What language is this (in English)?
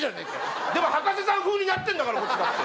Japanese